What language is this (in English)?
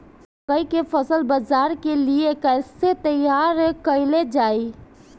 Bhojpuri